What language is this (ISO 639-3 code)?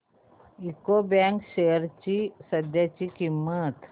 mar